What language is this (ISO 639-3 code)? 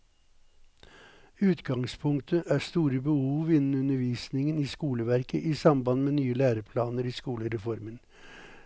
nor